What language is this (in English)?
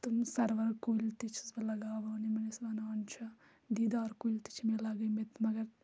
Kashmiri